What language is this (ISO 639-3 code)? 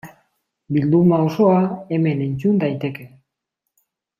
eus